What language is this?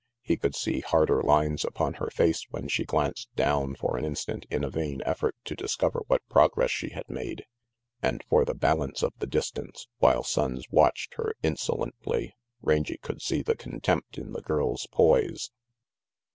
English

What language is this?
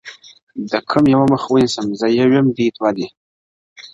Pashto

